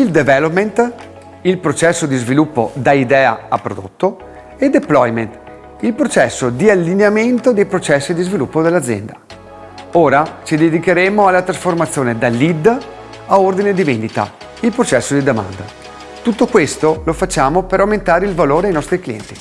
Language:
Italian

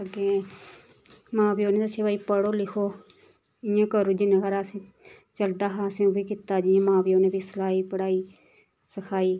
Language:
Dogri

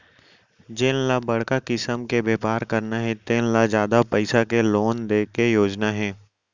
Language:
Chhattisgarhi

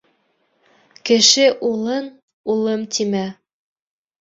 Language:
Bashkir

